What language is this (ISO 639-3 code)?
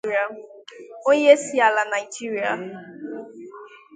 ibo